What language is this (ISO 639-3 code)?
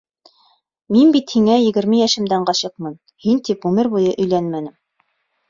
bak